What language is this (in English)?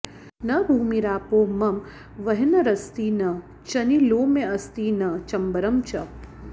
Sanskrit